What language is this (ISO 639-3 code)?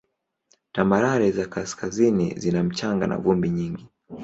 swa